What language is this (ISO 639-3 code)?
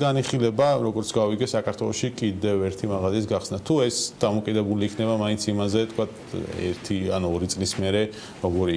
ron